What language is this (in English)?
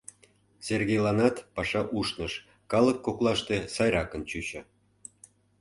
Mari